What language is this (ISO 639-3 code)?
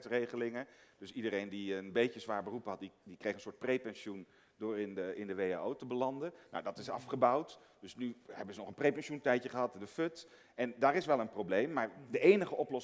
nld